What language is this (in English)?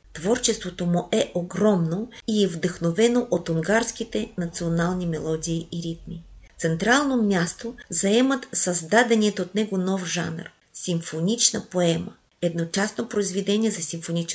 Bulgarian